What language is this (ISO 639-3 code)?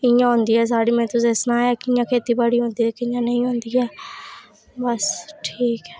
doi